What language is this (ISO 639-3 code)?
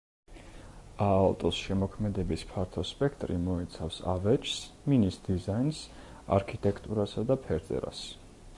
kat